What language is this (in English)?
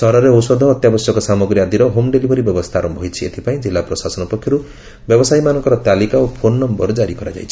Odia